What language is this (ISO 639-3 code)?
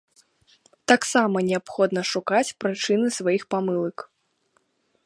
bel